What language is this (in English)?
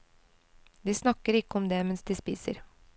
Norwegian